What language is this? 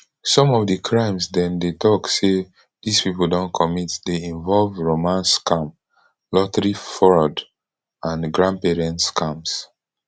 Nigerian Pidgin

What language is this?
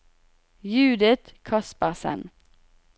Norwegian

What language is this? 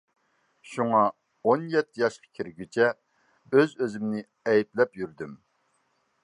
Uyghur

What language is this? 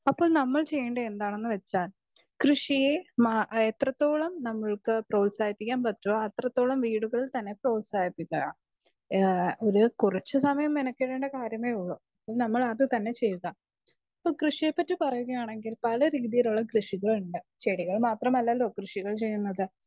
Malayalam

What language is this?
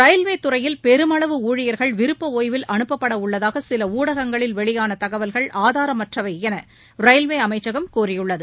Tamil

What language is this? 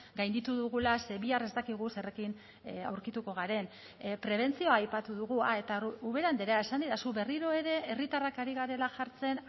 Basque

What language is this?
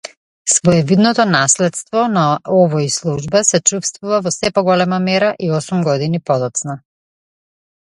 Macedonian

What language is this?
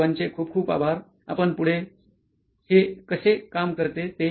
Marathi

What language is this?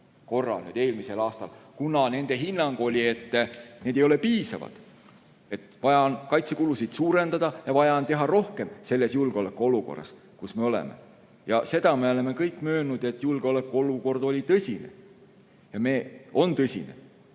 Estonian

